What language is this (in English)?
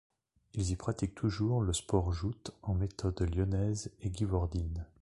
French